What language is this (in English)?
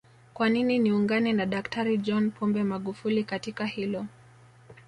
Swahili